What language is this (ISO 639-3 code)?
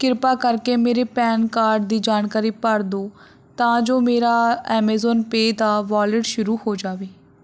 pan